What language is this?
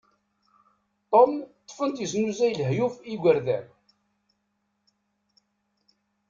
Kabyle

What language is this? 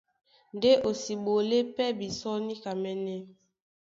Duala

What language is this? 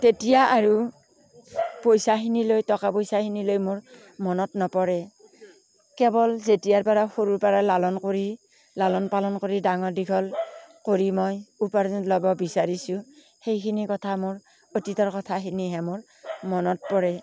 Assamese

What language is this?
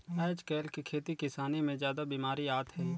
Chhattisgarhi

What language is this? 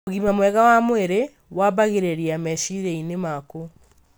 Kikuyu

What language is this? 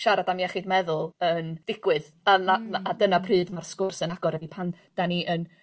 Welsh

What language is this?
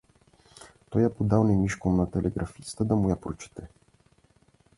Bulgarian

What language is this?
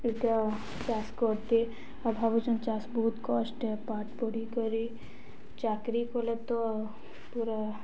Odia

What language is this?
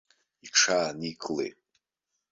Abkhazian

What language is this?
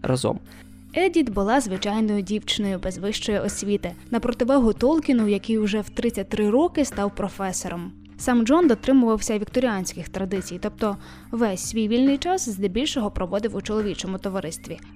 Ukrainian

